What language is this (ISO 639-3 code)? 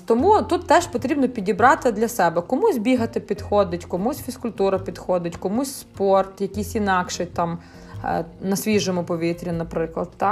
ukr